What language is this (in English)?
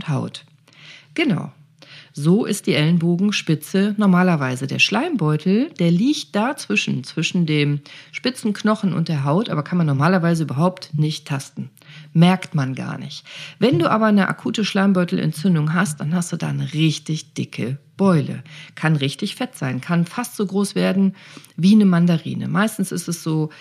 German